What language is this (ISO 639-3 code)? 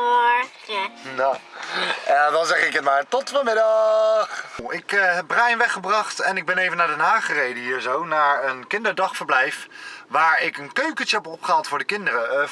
nld